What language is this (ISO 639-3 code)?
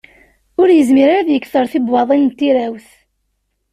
kab